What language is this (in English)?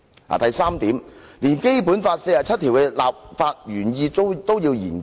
Cantonese